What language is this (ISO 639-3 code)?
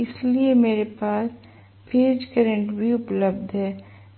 hin